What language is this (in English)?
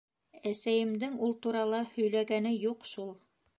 Bashkir